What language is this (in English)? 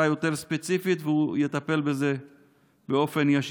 Hebrew